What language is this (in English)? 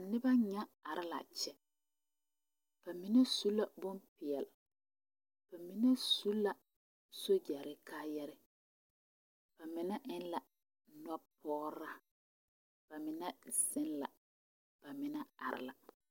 Southern Dagaare